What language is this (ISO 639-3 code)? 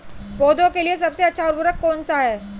hin